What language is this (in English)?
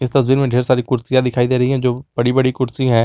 Hindi